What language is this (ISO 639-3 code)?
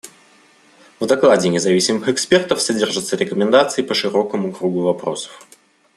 rus